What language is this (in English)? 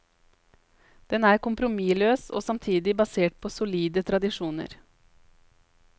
Norwegian